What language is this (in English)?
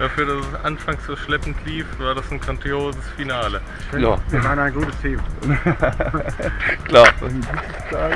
German